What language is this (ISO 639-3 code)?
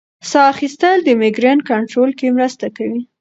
pus